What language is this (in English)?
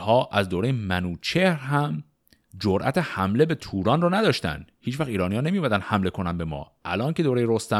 Persian